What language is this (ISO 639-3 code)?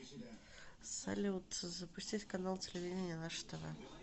rus